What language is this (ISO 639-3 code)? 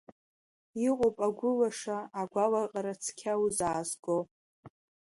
abk